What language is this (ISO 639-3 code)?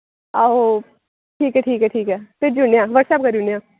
doi